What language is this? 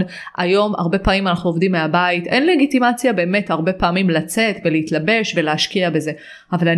Hebrew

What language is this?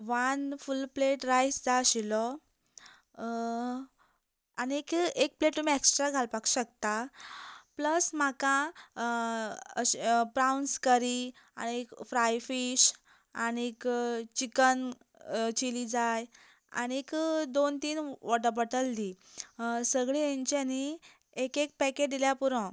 Konkani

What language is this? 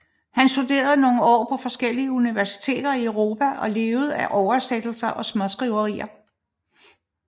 Danish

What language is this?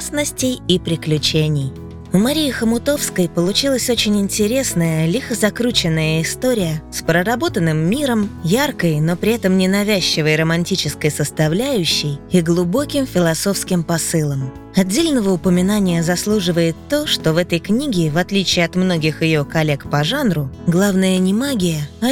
Russian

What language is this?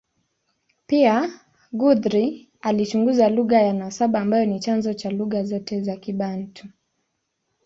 Swahili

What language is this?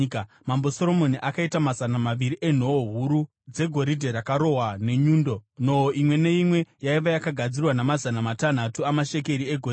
Shona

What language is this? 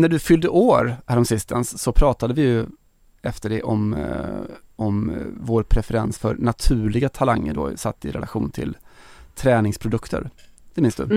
Swedish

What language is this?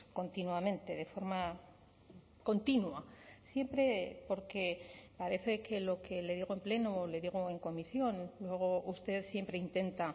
Spanish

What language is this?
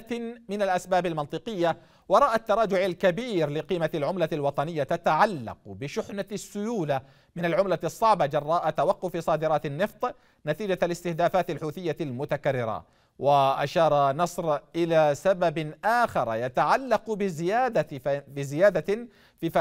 Arabic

